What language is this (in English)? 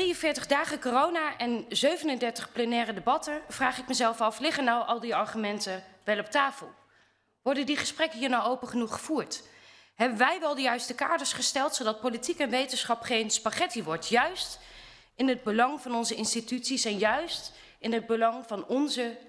Dutch